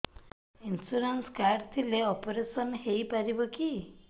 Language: Odia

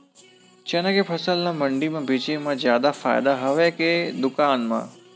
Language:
Chhattisgarhi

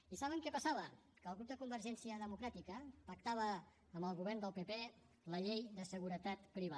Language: Catalan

